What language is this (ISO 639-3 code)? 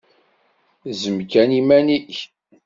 kab